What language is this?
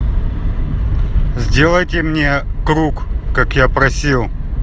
Russian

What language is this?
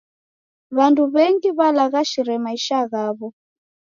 Taita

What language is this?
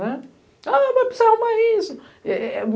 Portuguese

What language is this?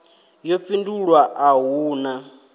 Venda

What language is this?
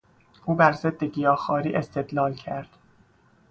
Persian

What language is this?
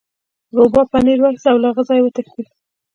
Pashto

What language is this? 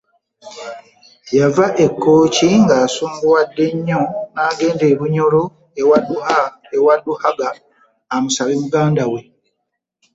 Ganda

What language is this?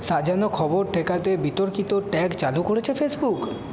Bangla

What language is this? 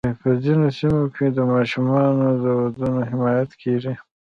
Pashto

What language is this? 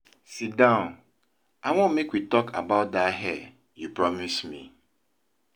Nigerian Pidgin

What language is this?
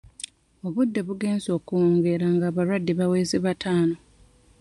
Ganda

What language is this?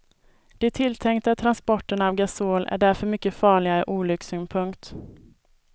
Swedish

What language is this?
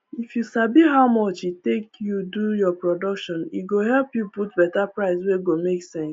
Nigerian Pidgin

